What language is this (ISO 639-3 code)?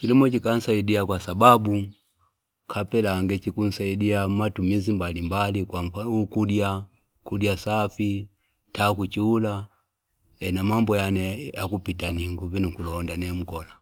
fip